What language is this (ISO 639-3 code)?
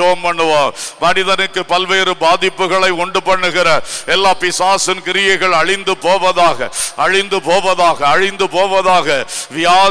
tam